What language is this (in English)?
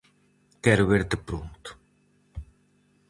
Galician